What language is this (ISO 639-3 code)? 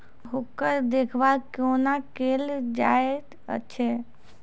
mai